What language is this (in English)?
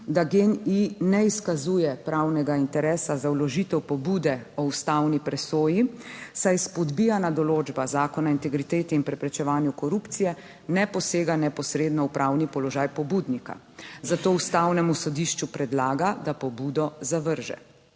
Slovenian